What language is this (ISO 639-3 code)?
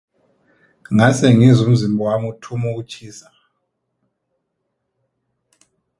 nbl